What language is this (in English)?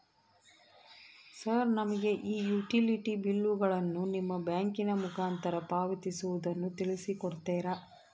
Kannada